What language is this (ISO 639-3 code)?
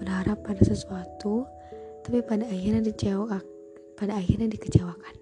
ind